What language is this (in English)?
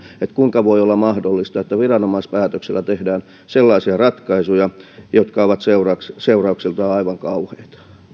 Finnish